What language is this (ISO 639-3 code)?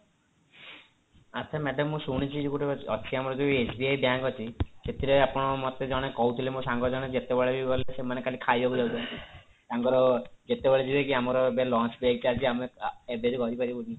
ori